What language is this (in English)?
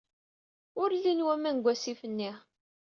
Kabyle